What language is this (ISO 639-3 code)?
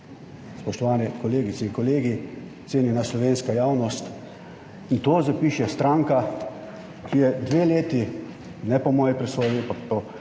slv